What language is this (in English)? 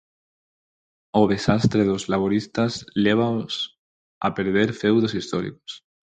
Galician